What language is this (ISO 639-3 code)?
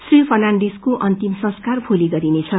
nep